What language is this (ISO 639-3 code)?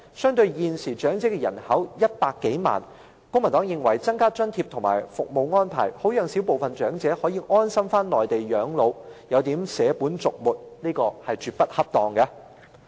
yue